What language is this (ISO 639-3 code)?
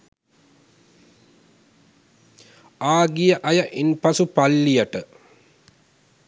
sin